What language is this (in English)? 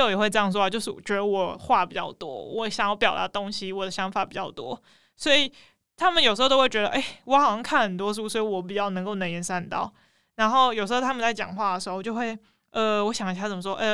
Chinese